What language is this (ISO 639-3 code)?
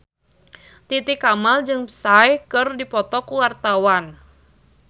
sun